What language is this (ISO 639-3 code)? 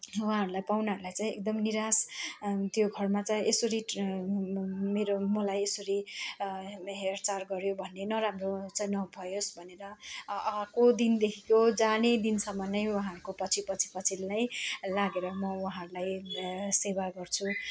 nep